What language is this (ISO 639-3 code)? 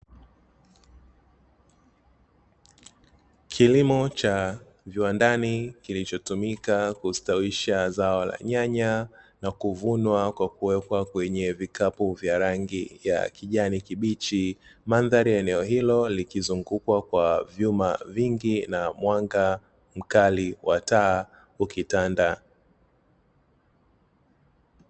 swa